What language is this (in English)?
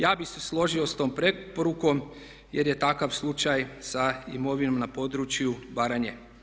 Croatian